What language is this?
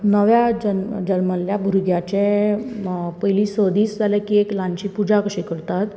Konkani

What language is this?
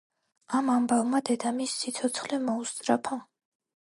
Georgian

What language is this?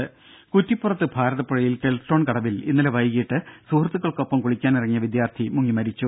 Malayalam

